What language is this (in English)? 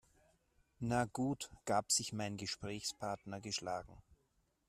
German